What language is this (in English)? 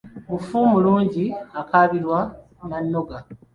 Ganda